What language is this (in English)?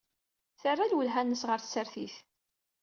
Kabyle